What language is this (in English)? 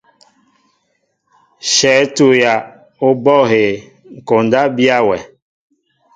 Mbo (Cameroon)